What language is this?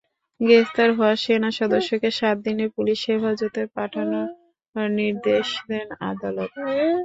Bangla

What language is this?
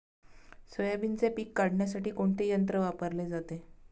Marathi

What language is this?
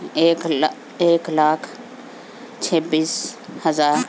Urdu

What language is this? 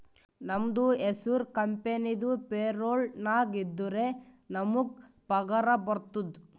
Kannada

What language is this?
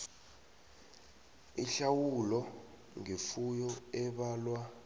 South Ndebele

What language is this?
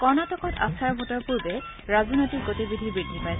Assamese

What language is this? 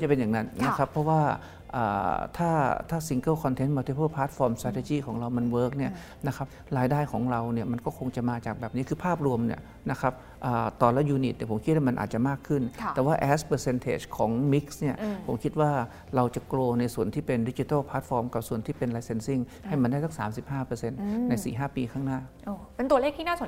Thai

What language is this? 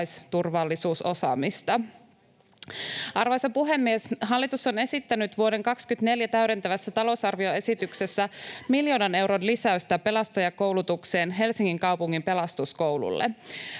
Finnish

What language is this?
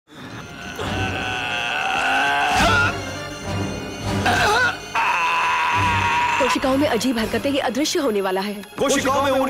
Hindi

